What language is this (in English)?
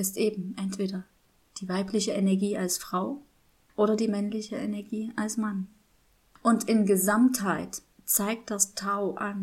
German